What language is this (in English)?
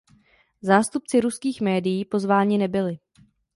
Czech